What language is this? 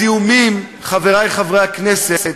Hebrew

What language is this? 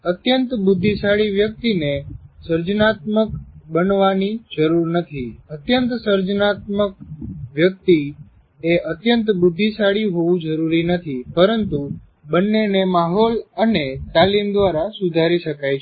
Gujarati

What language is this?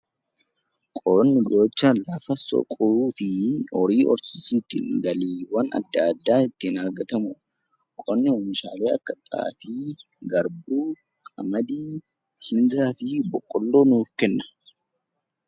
Oromo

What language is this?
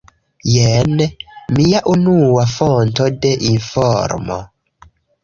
Esperanto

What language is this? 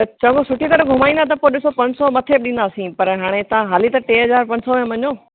Sindhi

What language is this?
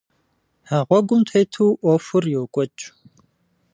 Kabardian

